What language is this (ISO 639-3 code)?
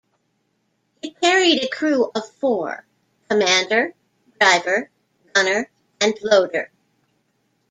eng